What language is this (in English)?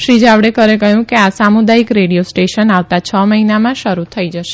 Gujarati